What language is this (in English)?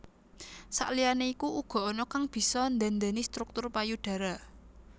Javanese